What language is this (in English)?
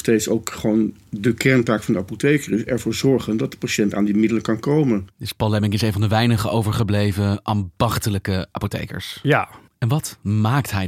Dutch